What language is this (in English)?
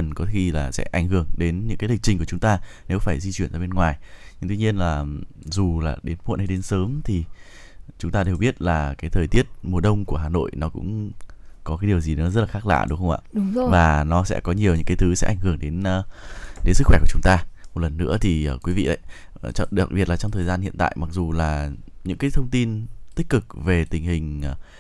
Vietnamese